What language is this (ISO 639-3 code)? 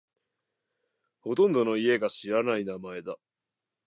jpn